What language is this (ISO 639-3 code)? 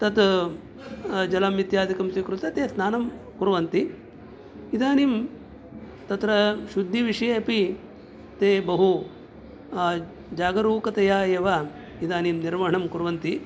san